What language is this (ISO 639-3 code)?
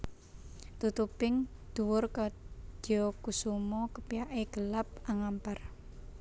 jav